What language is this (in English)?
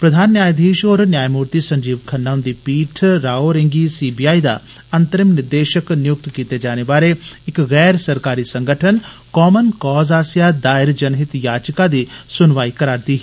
Dogri